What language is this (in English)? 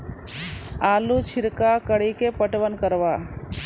Maithili